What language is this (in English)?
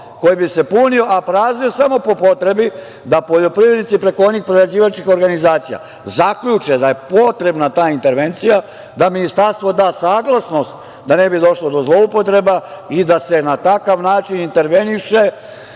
Serbian